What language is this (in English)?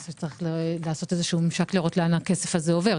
Hebrew